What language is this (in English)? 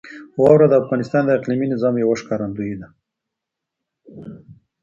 Pashto